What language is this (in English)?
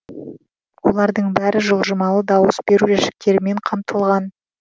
Kazakh